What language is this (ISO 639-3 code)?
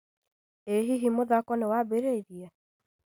kik